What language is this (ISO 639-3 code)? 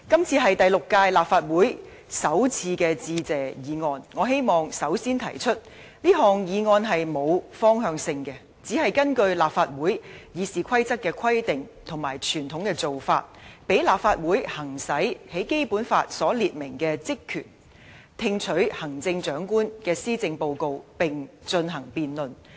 yue